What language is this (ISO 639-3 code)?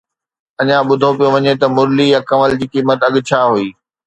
snd